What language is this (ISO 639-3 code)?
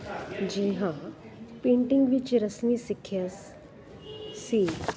pan